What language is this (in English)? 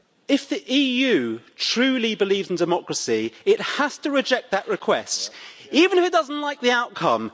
English